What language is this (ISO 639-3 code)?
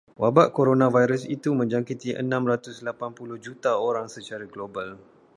msa